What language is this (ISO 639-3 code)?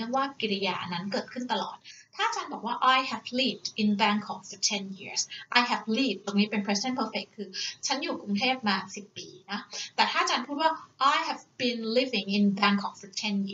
tha